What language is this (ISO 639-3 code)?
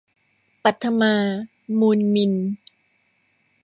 tha